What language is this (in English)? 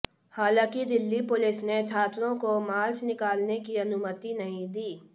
Hindi